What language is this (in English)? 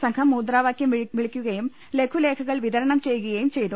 Malayalam